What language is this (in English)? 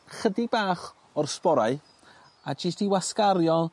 Welsh